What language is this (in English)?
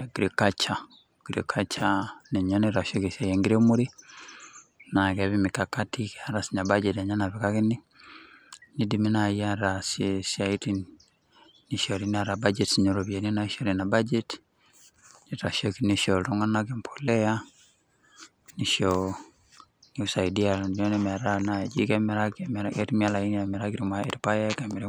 Masai